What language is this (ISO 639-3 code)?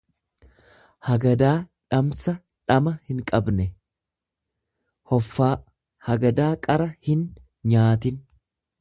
orm